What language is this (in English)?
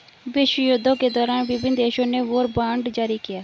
Hindi